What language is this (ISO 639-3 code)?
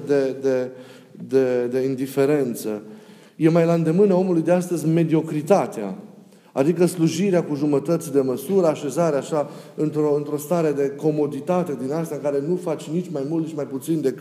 ron